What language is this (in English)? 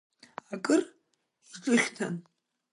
Abkhazian